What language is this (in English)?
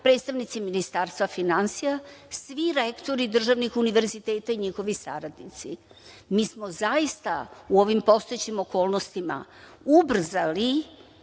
Serbian